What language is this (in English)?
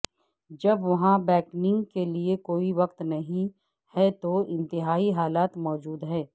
Urdu